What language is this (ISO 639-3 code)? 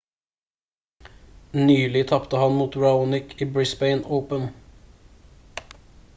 nob